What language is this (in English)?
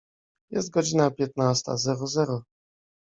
Polish